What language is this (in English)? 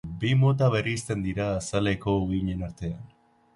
Basque